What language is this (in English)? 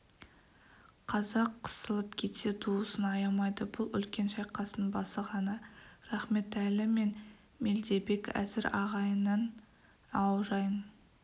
Kazakh